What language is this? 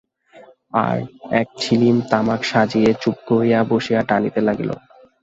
Bangla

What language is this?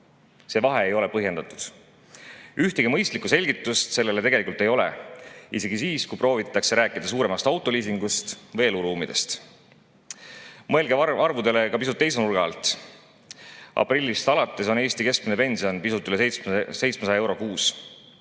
Estonian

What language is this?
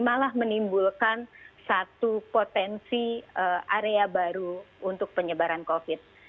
Indonesian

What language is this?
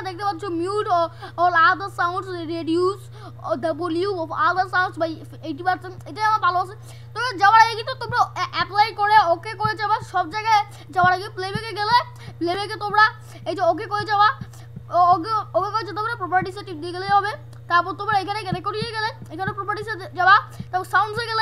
Dutch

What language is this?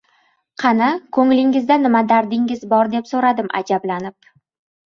Uzbek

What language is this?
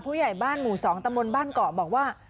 Thai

